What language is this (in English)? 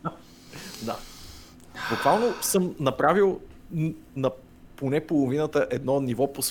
Bulgarian